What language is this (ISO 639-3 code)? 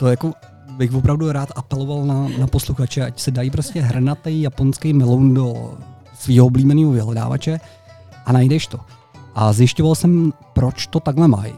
ces